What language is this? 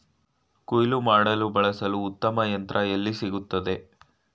Kannada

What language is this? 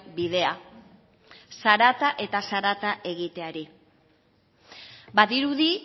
Basque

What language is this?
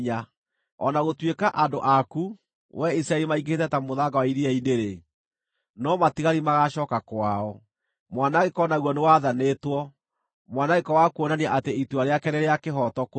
Kikuyu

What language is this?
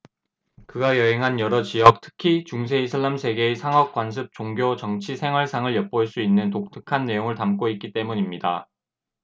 Korean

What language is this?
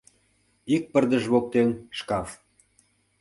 Mari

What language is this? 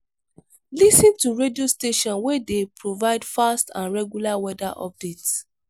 Nigerian Pidgin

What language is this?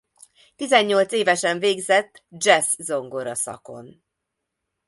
Hungarian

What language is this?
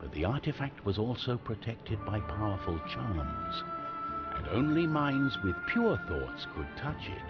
Finnish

